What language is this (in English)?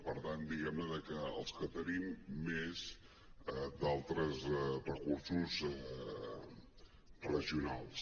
Catalan